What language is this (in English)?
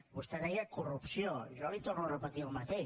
Catalan